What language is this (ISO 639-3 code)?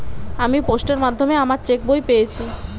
ben